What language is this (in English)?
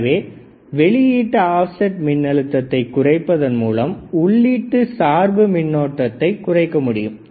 Tamil